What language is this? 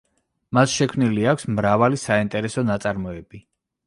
Georgian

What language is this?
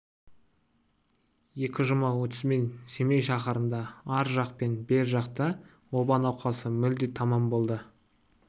Kazakh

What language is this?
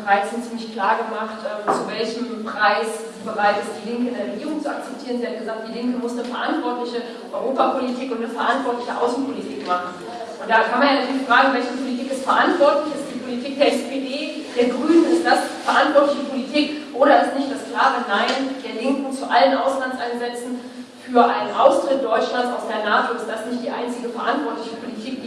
German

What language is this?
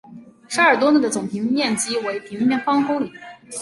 Chinese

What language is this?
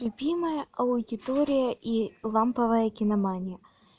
Russian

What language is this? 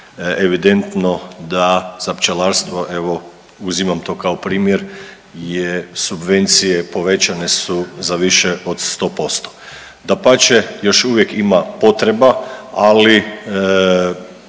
Croatian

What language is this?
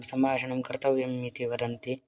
Sanskrit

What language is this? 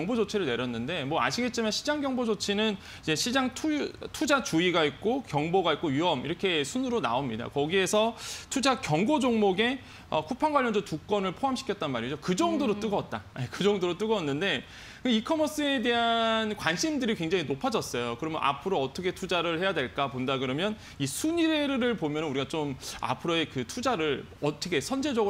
Korean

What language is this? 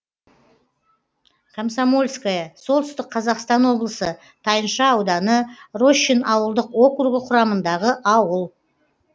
Kazakh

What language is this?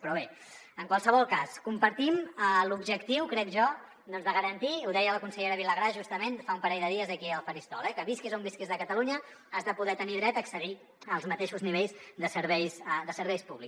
Catalan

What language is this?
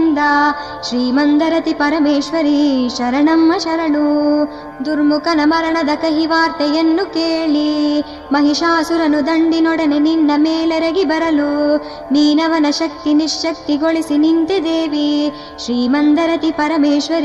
Kannada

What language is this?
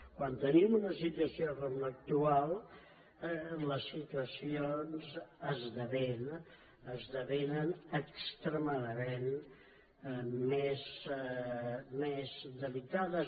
Catalan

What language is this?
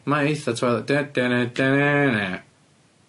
Welsh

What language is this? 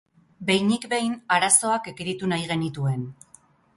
Basque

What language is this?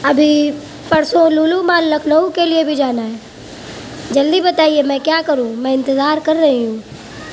Urdu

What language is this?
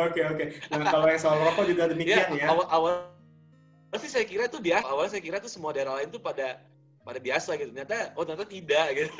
Indonesian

